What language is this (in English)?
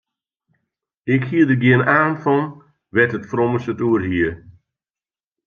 Western Frisian